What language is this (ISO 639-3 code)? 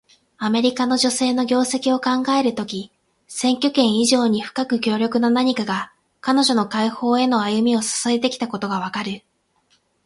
jpn